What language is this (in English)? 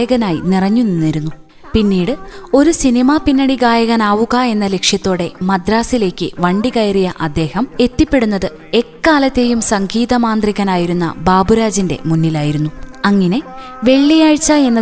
Malayalam